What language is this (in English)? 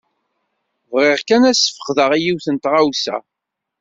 Kabyle